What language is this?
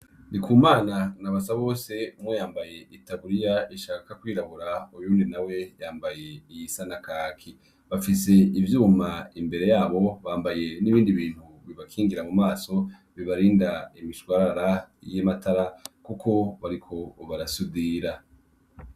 Rundi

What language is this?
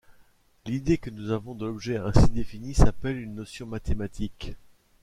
French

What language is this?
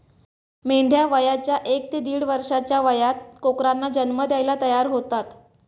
Marathi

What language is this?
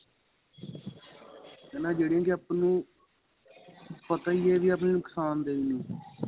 Punjabi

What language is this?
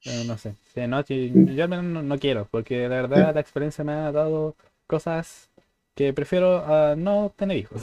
Spanish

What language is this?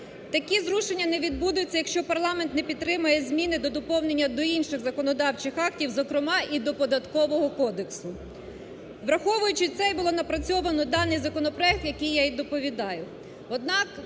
Ukrainian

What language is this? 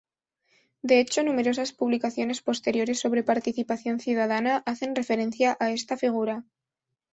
Spanish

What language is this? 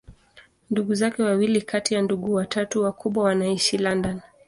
Swahili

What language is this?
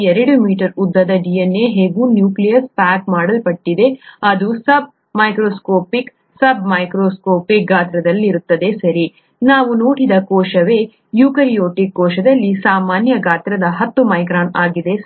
Kannada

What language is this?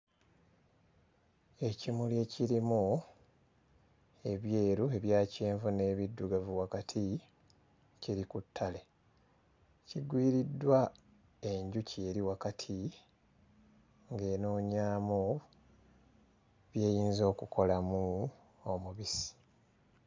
Ganda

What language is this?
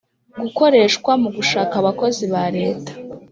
Kinyarwanda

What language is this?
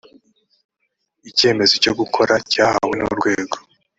Kinyarwanda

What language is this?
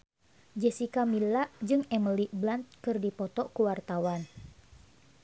Sundanese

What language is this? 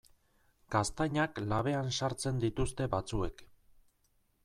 Basque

